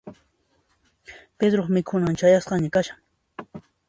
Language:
Puno Quechua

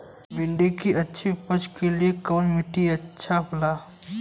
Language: Bhojpuri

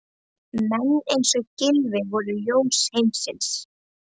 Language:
Icelandic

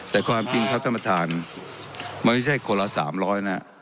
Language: Thai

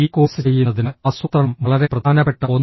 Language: Malayalam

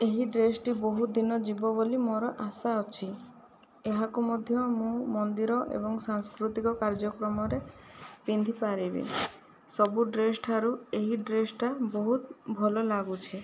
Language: Odia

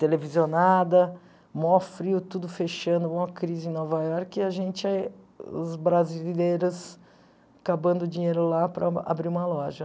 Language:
Portuguese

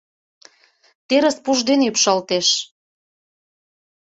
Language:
Mari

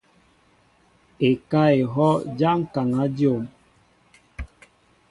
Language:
Mbo (Cameroon)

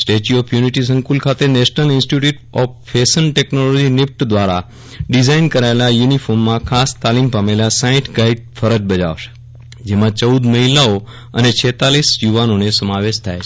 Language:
Gujarati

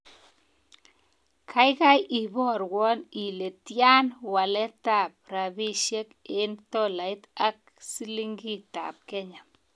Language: Kalenjin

